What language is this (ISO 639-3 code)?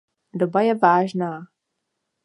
ces